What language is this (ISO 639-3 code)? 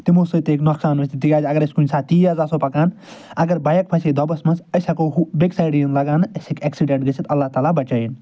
kas